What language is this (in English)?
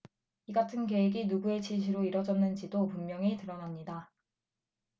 Korean